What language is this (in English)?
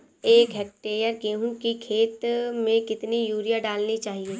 Hindi